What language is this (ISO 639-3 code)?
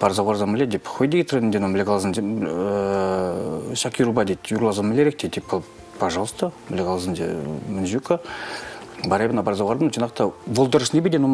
rus